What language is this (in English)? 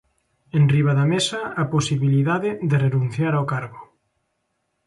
Galician